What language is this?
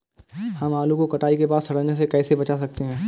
Hindi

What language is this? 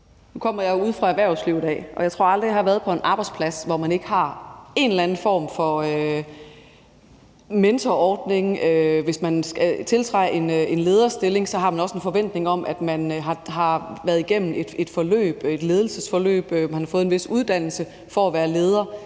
Danish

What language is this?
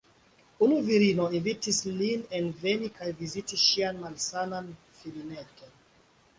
Esperanto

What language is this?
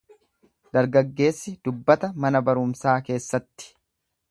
Oromo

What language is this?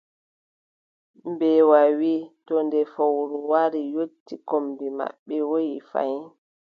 Adamawa Fulfulde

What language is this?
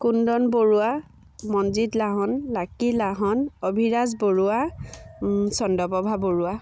Assamese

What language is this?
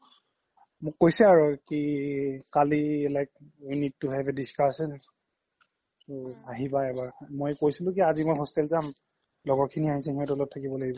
Assamese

